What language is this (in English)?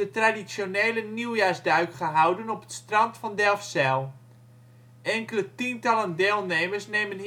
Dutch